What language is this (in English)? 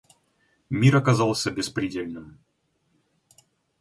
Russian